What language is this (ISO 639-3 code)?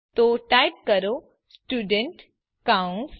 guj